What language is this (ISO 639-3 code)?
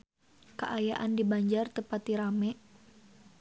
sun